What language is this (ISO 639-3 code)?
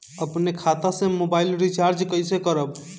bho